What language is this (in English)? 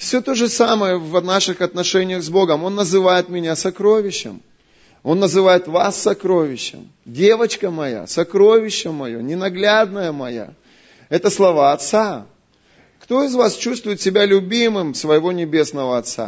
Russian